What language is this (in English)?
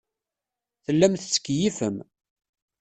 Kabyle